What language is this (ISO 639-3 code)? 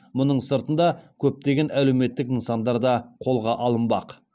kaz